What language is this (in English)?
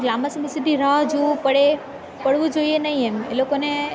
Gujarati